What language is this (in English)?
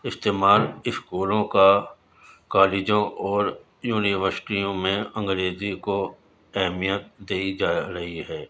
Urdu